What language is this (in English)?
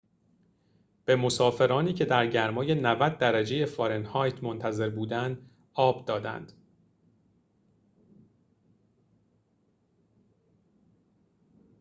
Persian